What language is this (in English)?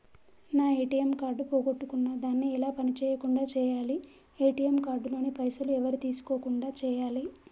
Telugu